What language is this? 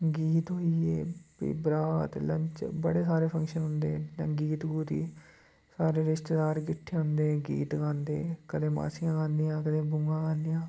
Dogri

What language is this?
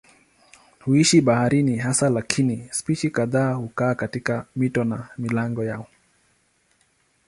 Swahili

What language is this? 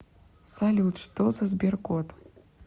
Russian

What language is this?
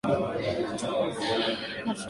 Swahili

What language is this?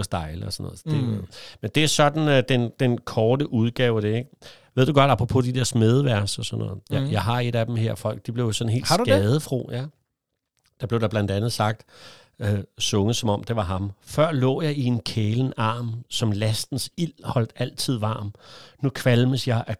Danish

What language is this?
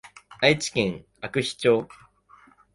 Japanese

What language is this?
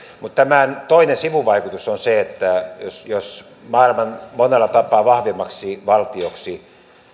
Finnish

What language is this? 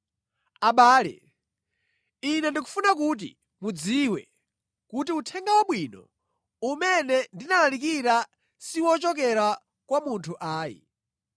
Nyanja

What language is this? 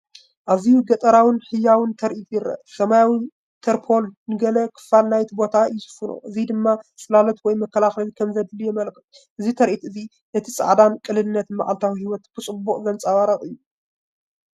Tigrinya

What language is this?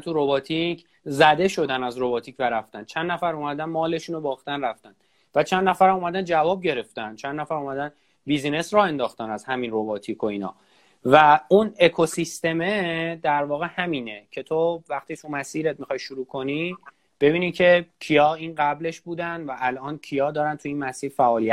Persian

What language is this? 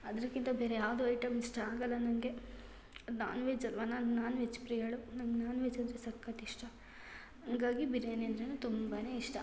Kannada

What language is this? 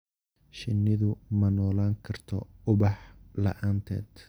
Somali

